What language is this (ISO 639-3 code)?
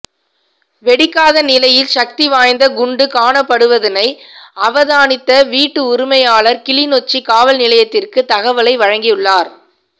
tam